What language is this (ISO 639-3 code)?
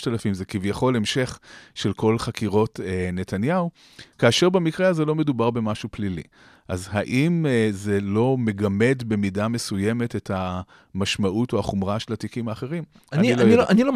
heb